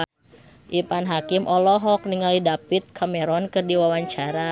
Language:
Sundanese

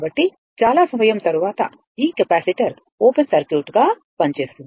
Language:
Telugu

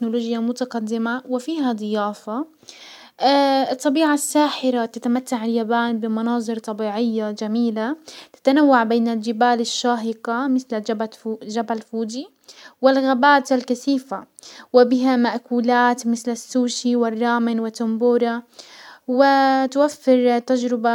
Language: Hijazi Arabic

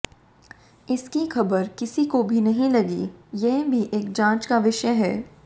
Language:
Hindi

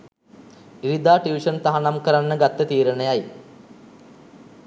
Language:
Sinhala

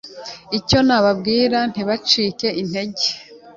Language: Kinyarwanda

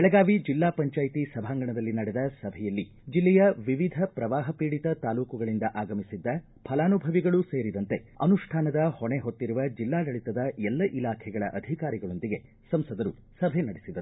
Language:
Kannada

